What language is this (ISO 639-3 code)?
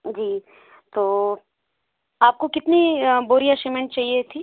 hin